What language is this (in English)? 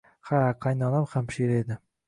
Uzbek